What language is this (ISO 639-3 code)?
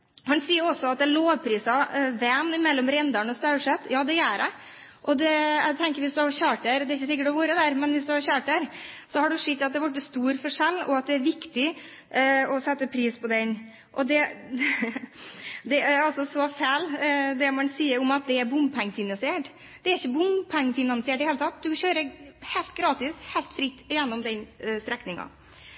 nob